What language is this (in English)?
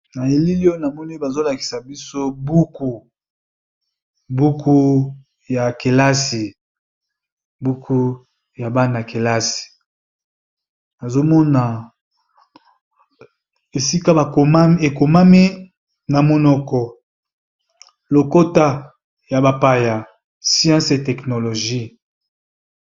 Lingala